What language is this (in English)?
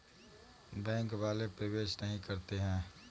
Hindi